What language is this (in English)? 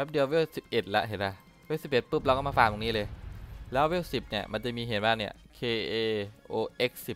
Thai